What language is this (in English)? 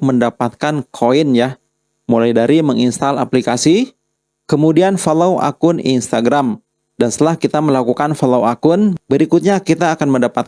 Indonesian